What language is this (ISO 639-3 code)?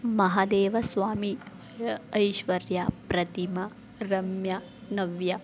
kan